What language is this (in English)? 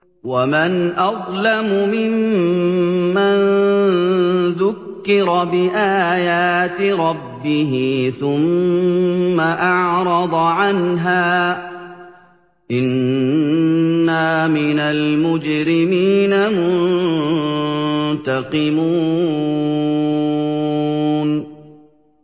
Arabic